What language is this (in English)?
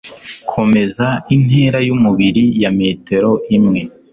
Kinyarwanda